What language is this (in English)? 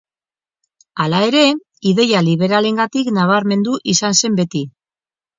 Basque